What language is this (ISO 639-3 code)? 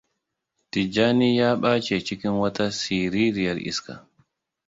hau